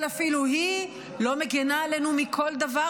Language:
Hebrew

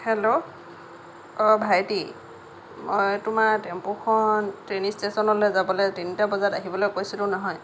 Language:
Assamese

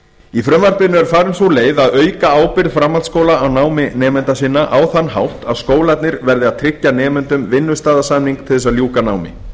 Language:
Icelandic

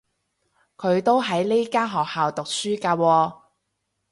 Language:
Cantonese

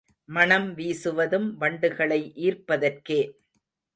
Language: Tamil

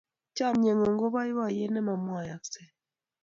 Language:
Kalenjin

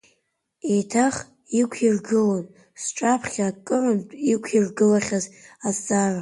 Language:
Abkhazian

